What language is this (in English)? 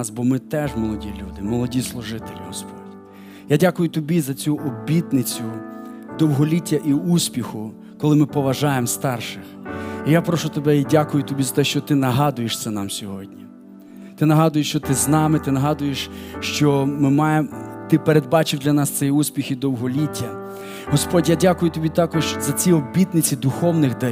Ukrainian